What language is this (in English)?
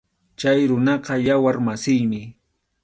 Arequipa-La Unión Quechua